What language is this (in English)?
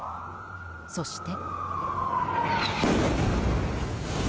Japanese